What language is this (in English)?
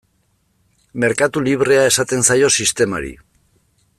Basque